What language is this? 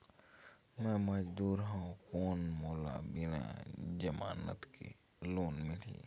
Chhattisgarhi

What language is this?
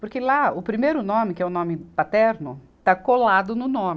Portuguese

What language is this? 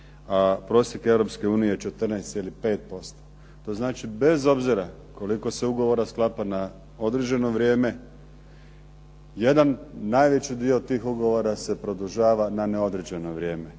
Croatian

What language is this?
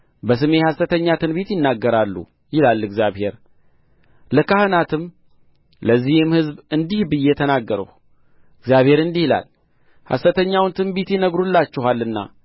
Amharic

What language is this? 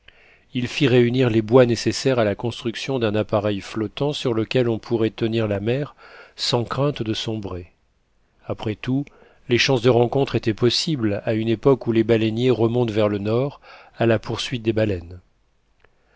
French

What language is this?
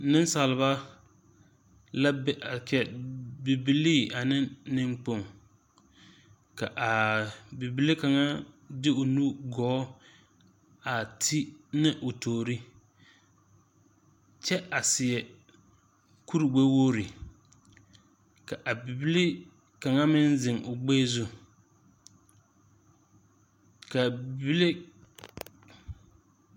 Southern Dagaare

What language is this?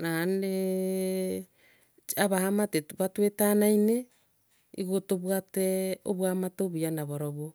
Gusii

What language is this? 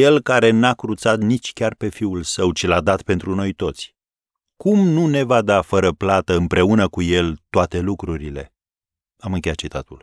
Romanian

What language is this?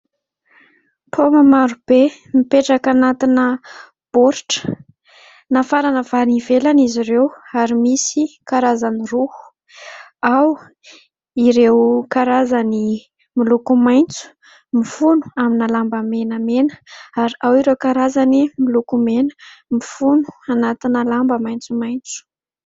Malagasy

